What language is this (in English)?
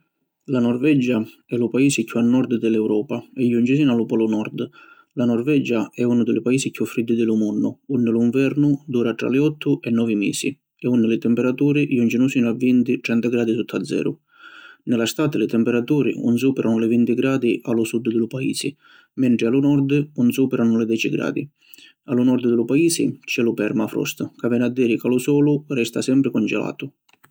Sicilian